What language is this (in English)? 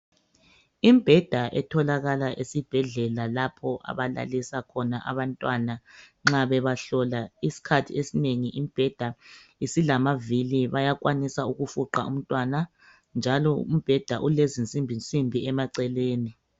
North Ndebele